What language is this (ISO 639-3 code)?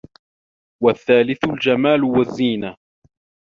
ara